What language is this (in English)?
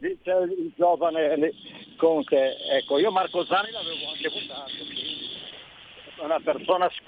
Italian